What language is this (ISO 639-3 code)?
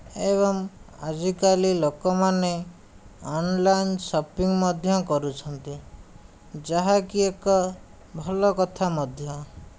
ori